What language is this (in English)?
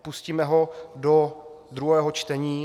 Czech